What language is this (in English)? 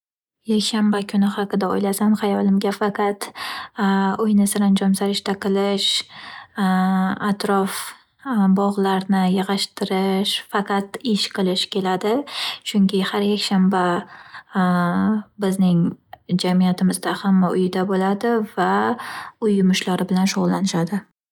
Uzbek